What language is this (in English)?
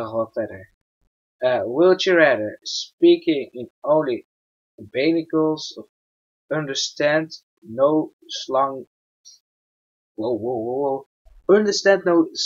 Dutch